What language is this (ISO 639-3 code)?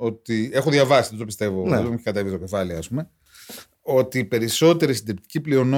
ell